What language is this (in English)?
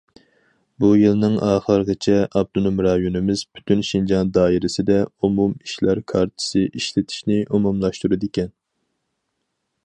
Uyghur